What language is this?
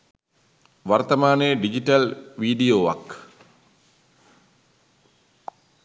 Sinhala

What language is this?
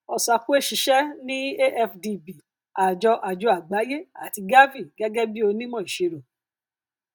Yoruba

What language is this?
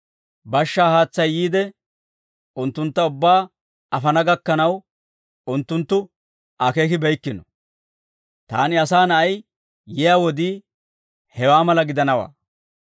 Dawro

